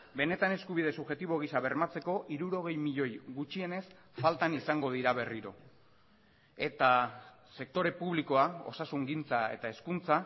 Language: Basque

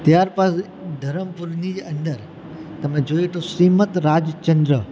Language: Gujarati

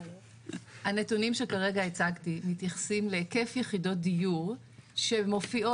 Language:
Hebrew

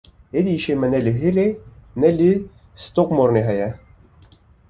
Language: Kurdish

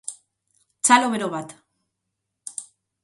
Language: Basque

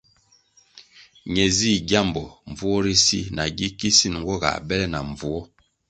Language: Kwasio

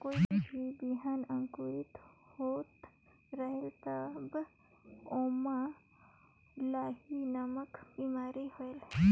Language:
Chhattisgarhi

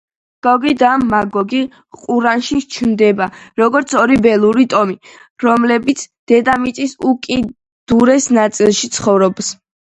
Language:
Georgian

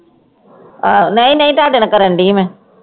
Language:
Punjabi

